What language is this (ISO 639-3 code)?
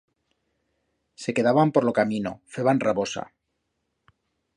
arg